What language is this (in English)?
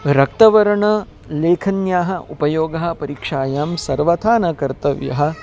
Sanskrit